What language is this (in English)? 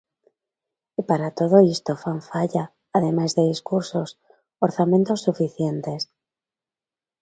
Galician